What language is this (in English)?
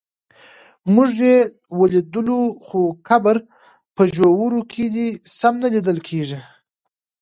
Pashto